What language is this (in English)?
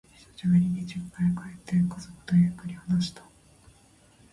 Japanese